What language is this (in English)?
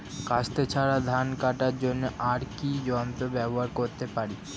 Bangla